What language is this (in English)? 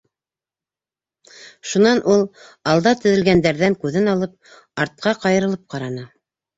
Bashkir